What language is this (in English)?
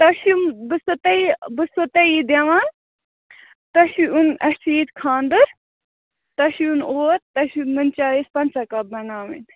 Kashmiri